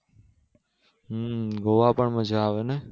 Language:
Gujarati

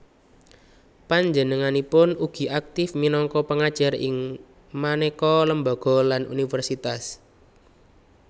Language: Javanese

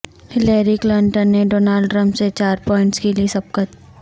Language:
Urdu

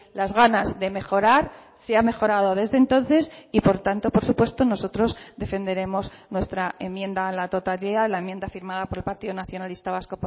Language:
Spanish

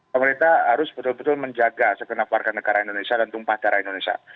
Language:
Indonesian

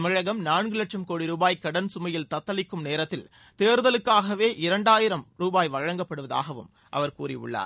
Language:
Tamil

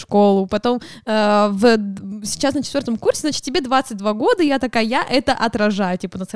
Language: Russian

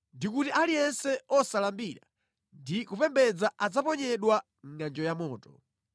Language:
Nyanja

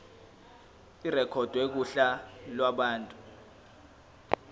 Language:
Zulu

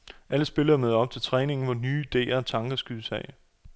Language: Danish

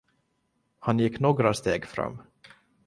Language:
Swedish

